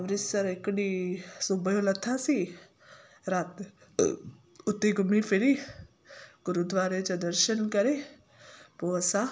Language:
Sindhi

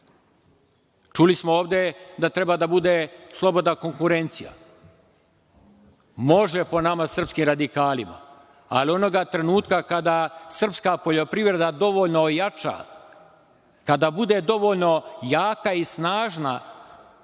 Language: Serbian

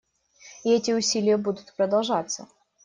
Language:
Russian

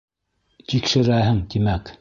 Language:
Bashkir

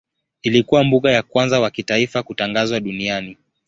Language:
Swahili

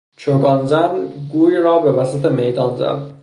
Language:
Persian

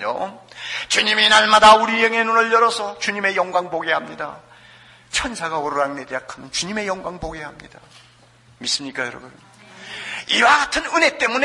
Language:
Korean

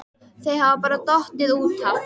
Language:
Icelandic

